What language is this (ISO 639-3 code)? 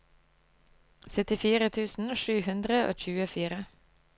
nor